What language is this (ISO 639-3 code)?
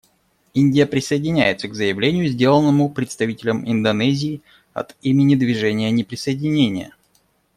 rus